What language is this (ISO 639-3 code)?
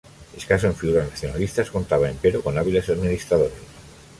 spa